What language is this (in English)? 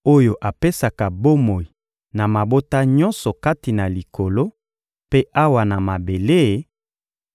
Lingala